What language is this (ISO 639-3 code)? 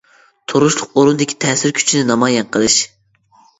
uig